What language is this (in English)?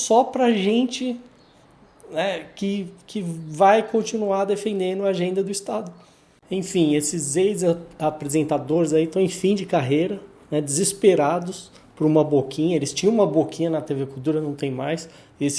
Portuguese